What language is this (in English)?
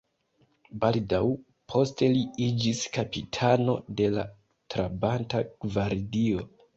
Esperanto